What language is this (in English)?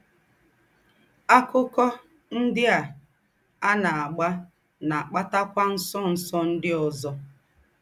Igbo